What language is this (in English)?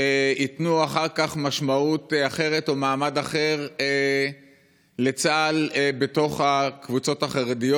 Hebrew